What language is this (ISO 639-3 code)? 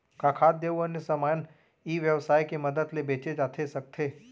hne